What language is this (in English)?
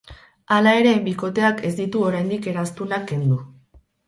Basque